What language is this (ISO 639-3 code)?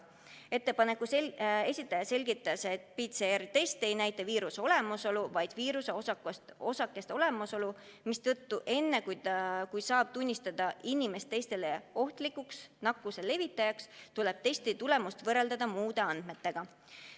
est